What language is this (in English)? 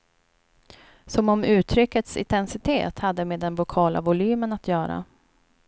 Swedish